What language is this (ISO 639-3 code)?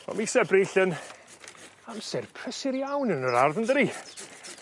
cym